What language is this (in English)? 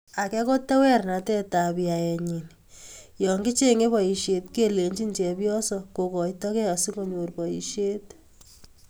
Kalenjin